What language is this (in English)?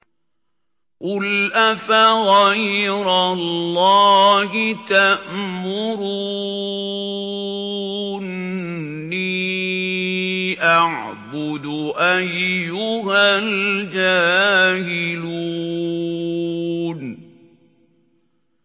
Arabic